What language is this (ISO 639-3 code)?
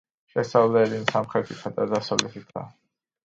kat